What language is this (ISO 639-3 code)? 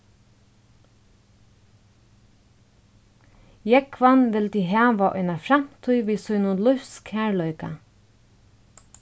fao